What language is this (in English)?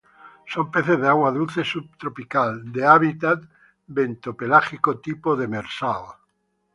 Spanish